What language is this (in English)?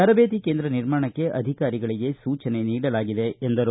Kannada